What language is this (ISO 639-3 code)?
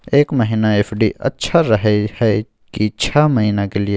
mai